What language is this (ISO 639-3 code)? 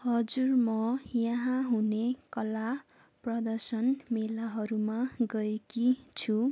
nep